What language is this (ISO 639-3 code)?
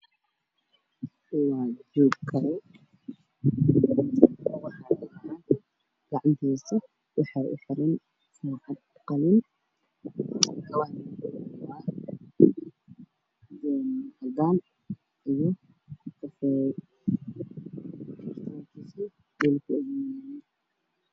som